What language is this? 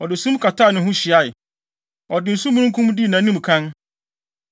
Akan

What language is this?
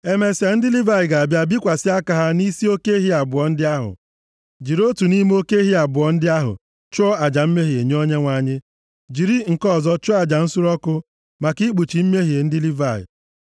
Igbo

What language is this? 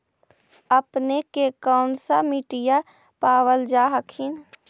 Magahi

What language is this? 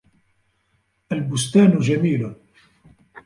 Arabic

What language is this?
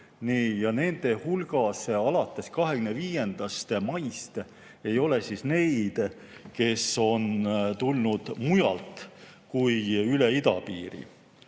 Estonian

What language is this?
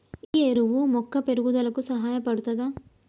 Telugu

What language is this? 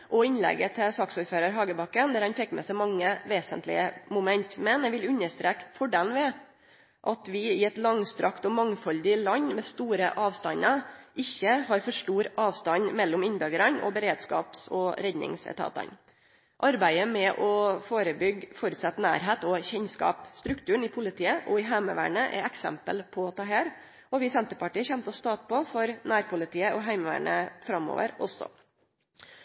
Norwegian Nynorsk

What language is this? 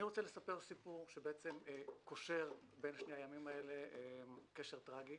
Hebrew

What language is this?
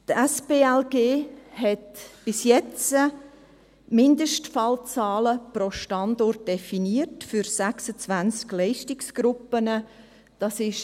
Swiss German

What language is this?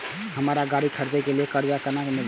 Maithili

